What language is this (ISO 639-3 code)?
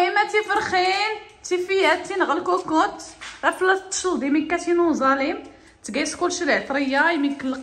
ara